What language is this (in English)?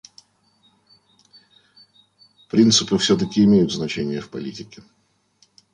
Russian